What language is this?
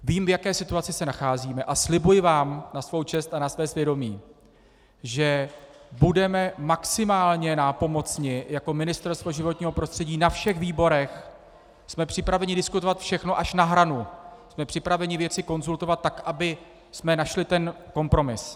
Czech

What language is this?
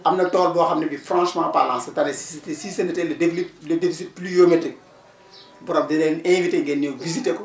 Wolof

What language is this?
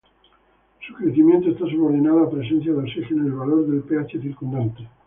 Spanish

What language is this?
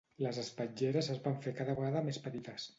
Catalan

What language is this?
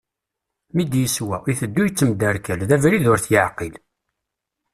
Kabyle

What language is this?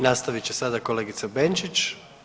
Croatian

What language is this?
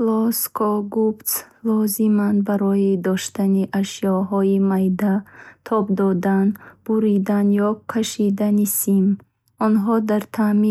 Bukharic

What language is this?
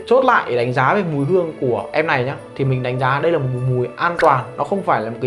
Vietnamese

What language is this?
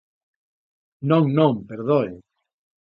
Galician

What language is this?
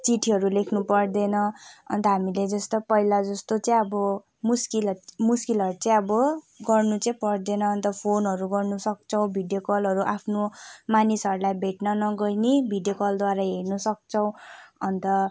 Nepali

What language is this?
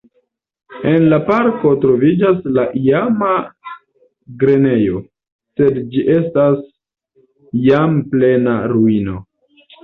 Esperanto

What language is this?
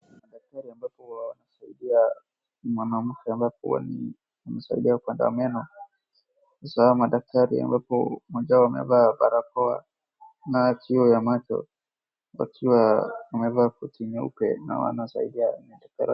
Swahili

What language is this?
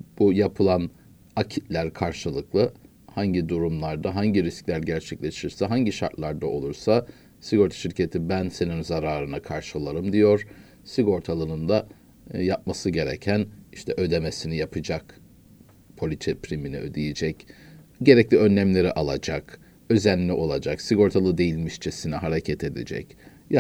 Turkish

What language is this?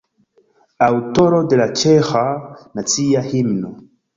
Esperanto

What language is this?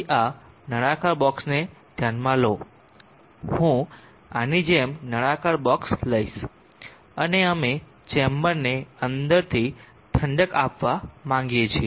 Gujarati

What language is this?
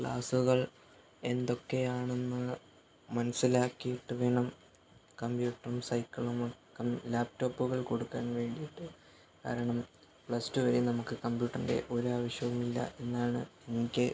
Malayalam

